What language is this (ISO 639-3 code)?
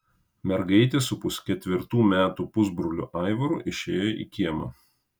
lit